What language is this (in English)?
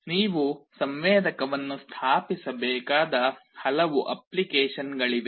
Kannada